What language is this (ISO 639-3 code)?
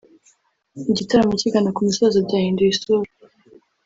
kin